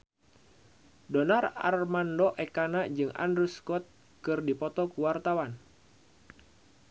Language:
Sundanese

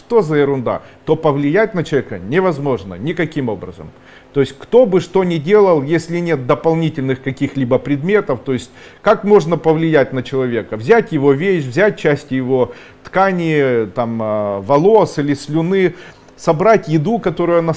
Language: Russian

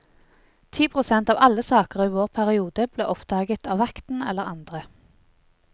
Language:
Norwegian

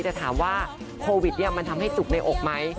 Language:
Thai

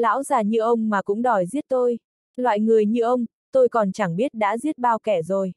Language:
Vietnamese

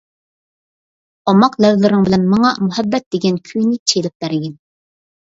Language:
Uyghur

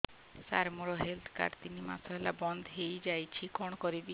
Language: Odia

